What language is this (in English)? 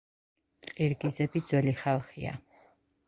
Georgian